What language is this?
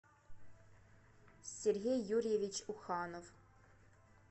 Russian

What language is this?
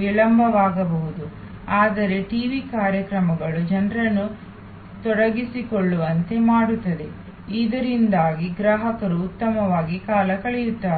Kannada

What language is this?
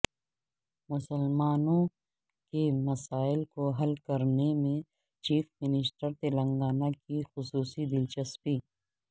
Urdu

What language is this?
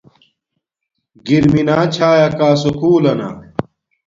Domaaki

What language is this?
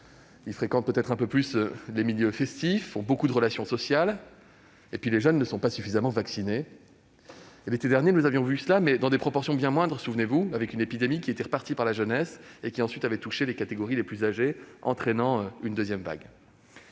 French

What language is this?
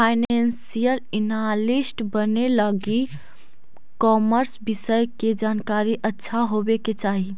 Magahi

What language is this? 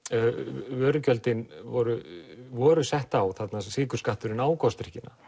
Icelandic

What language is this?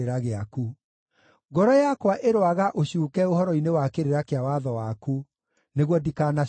Kikuyu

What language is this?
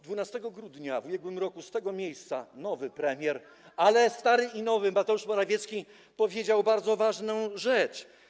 Polish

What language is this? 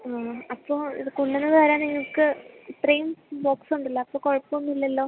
Malayalam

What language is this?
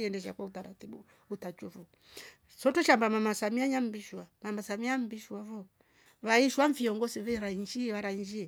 Rombo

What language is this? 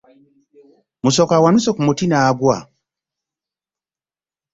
Ganda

